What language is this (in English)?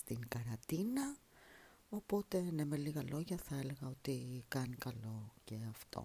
Greek